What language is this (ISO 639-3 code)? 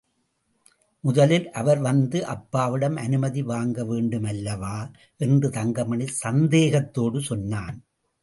tam